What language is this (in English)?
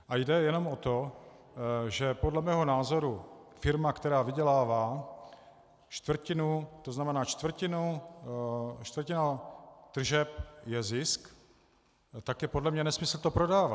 Czech